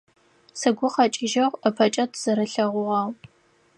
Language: Adyghe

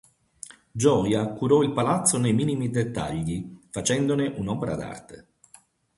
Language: Italian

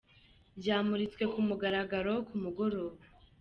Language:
Kinyarwanda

